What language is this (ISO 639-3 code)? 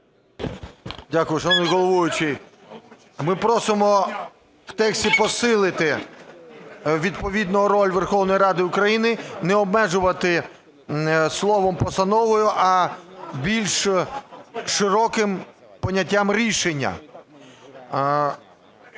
ukr